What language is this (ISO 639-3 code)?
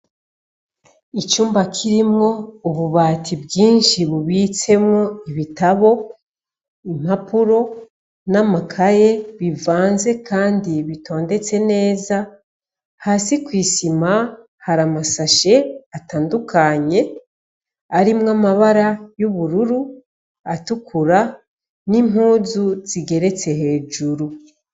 run